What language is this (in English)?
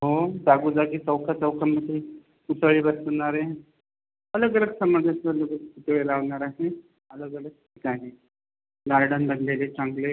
Marathi